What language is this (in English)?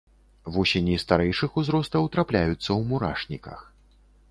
Belarusian